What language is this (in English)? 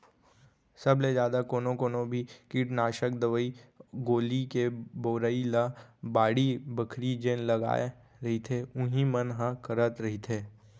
Chhattisgarhi